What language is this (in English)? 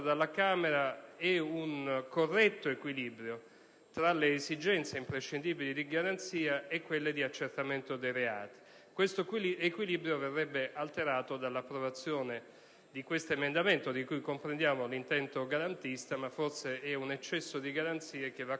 Italian